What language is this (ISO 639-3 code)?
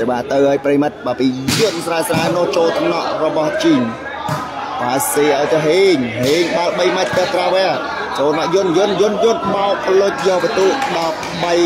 tha